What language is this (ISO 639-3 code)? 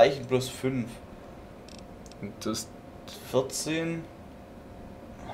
deu